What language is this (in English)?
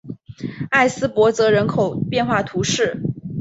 Chinese